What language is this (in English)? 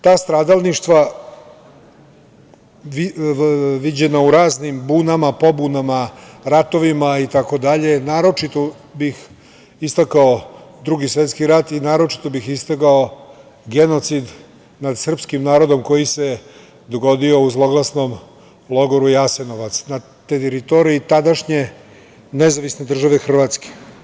Serbian